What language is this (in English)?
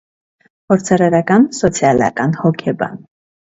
Armenian